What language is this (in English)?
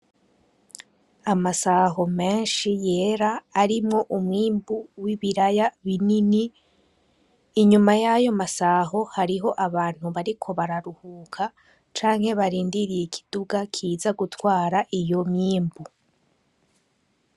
Rundi